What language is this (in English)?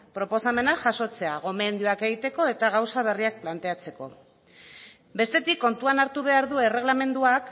Basque